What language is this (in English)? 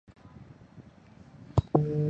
Chinese